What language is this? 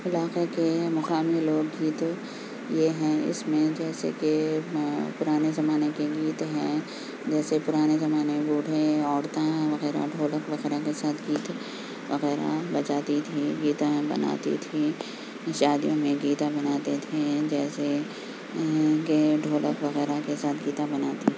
Urdu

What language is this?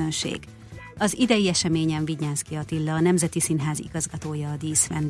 Hungarian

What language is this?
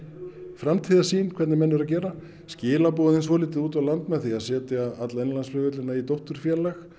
Icelandic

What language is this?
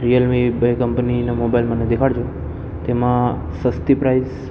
Gujarati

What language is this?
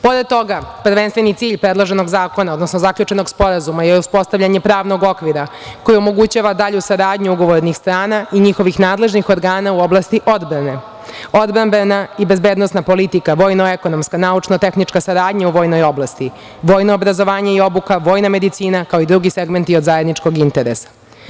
Serbian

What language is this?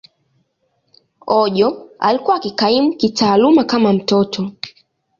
Swahili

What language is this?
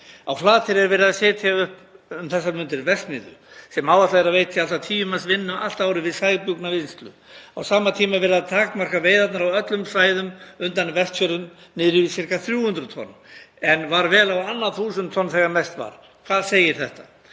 Icelandic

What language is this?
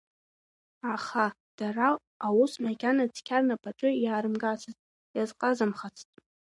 Abkhazian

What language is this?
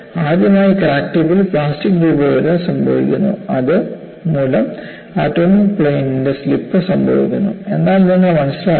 Malayalam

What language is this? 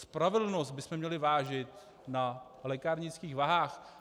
Czech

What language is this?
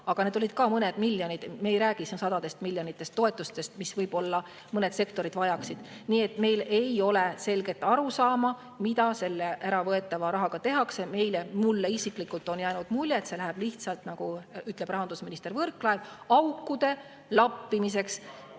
Estonian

